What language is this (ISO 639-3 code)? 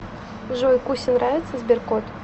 rus